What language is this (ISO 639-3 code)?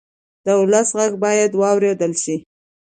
pus